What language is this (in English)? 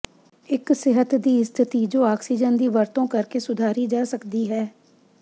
Punjabi